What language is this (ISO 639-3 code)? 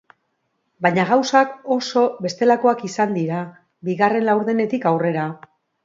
eus